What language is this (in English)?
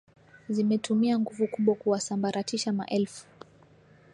Swahili